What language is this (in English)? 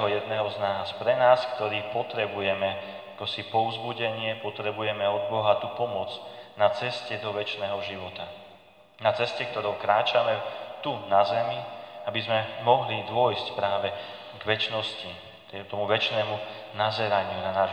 Slovak